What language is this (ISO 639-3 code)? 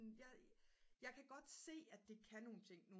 dan